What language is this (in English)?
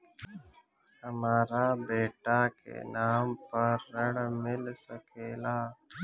Bhojpuri